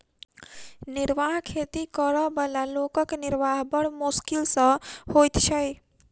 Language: Maithili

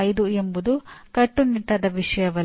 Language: Kannada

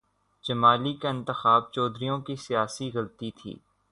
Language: Urdu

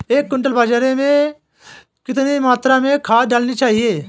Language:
Hindi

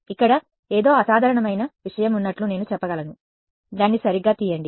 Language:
Telugu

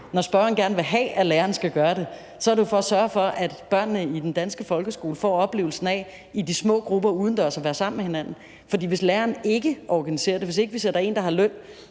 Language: Danish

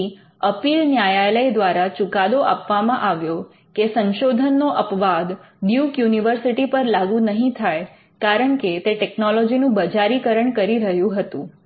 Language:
Gujarati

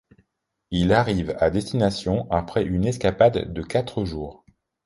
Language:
French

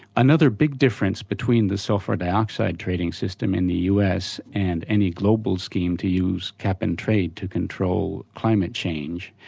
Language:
English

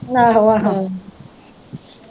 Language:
Punjabi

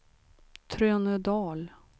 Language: Swedish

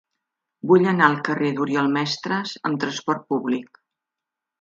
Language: Catalan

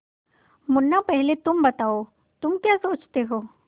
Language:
Hindi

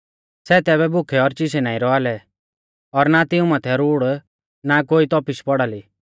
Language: Mahasu Pahari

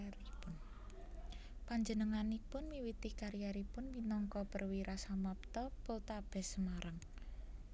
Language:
Javanese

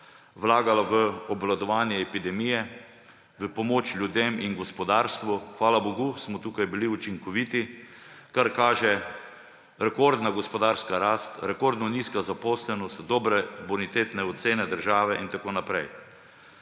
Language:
Slovenian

